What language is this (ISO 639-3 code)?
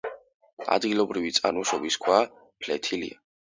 kat